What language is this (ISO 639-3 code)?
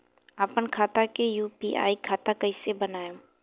bho